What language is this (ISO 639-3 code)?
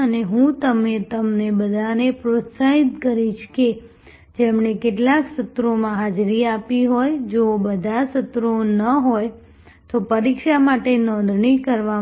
guj